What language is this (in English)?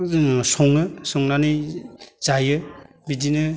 Bodo